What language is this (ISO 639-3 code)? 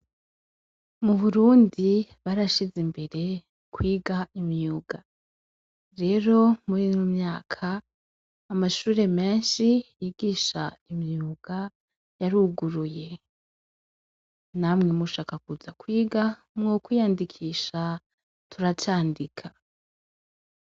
run